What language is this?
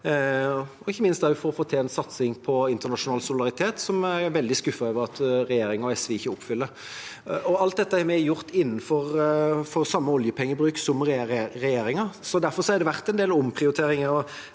Norwegian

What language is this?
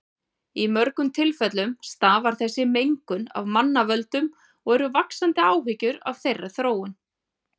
Icelandic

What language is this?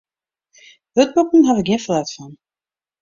Western Frisian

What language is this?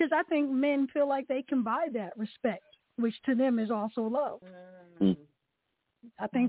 English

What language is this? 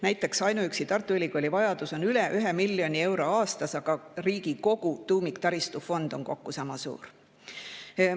Estonian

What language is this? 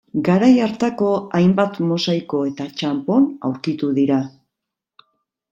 Basque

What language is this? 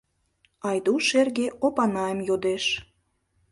Mari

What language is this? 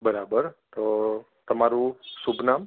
Gujarati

